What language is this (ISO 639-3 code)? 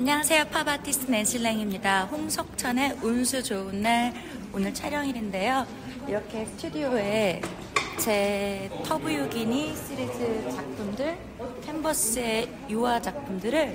kor